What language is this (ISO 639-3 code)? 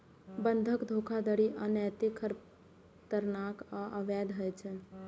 mai